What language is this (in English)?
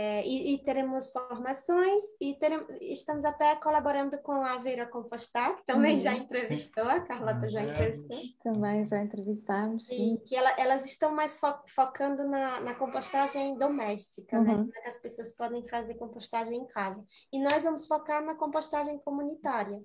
Portuguese